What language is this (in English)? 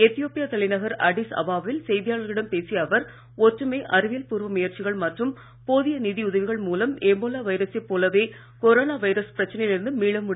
Tamil